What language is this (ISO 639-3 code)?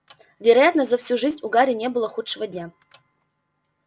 rus